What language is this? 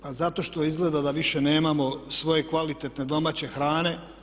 Croatian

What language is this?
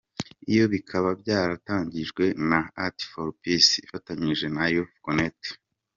Kinyarwanda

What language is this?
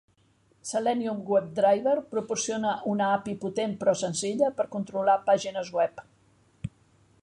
Catalan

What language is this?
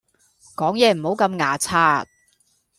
Cantonese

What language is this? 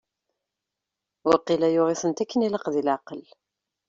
Kabyle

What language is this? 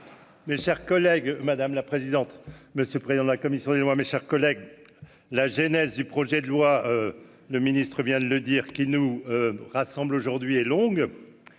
French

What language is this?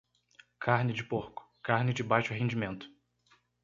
Portuguese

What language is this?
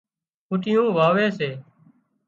Wadiyara Koli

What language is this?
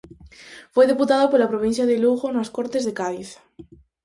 Galician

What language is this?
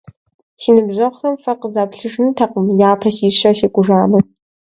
Kabardian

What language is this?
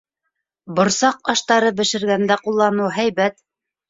Bashkir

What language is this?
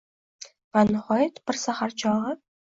Uzbek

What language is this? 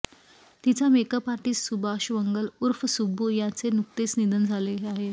Marathi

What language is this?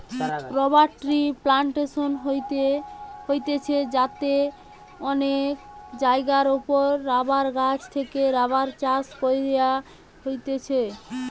Bangla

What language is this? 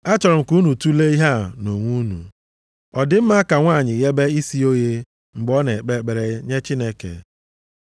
Igbo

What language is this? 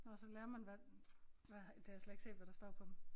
Danish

